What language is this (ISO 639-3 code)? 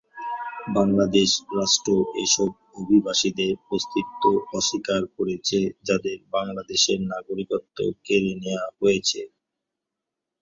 ben